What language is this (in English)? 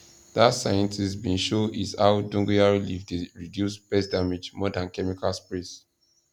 Nigerian Pidgin